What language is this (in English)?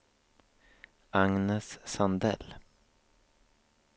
Swedish